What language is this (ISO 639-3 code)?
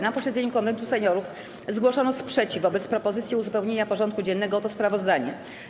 pol